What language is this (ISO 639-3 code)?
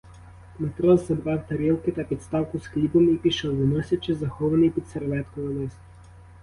ukr